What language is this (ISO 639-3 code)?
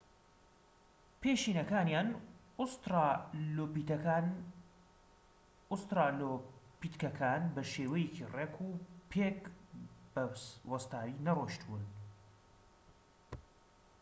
ckb